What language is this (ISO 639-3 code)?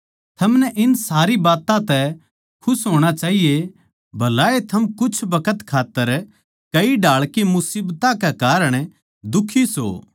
bgc